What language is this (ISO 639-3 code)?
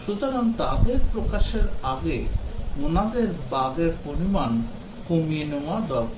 ben